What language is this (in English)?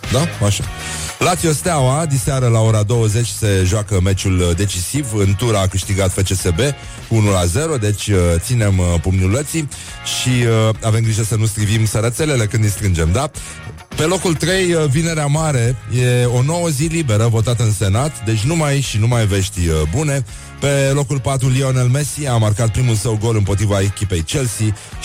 Romanian